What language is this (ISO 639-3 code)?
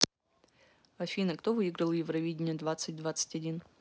rus